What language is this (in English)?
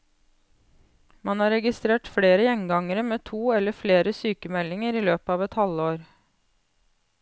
Norwegian